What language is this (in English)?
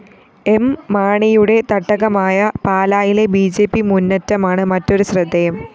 Malayalam